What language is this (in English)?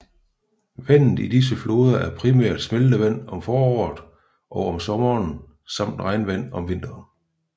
Danish